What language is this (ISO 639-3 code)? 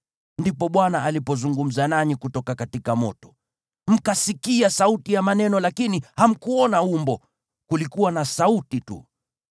swa